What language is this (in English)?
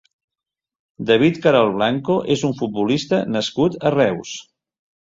Catalan